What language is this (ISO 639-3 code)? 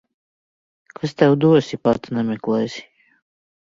lav